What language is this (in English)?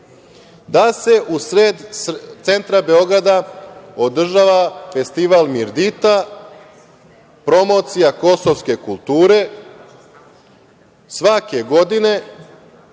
Serbian